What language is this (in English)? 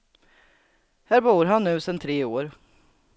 Swedish